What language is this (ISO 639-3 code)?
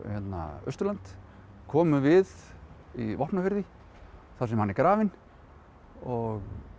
isl